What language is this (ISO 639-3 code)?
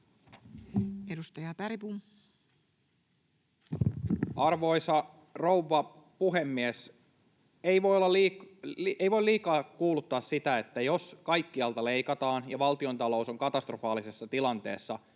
fin